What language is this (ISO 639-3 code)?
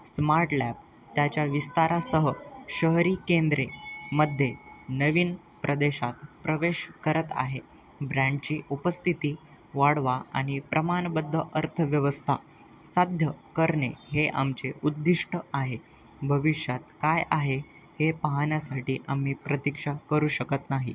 mar